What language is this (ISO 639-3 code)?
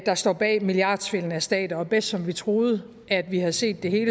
dan